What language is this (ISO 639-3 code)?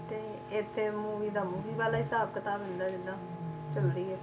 pan